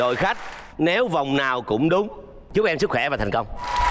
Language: Vietnamese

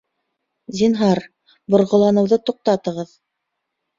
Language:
Bashkir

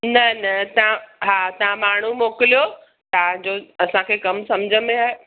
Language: Sindhi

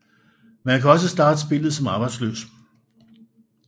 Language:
Danish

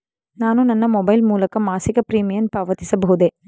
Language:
Kannada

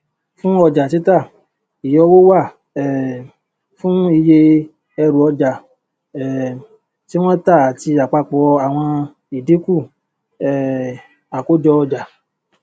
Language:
Yoruba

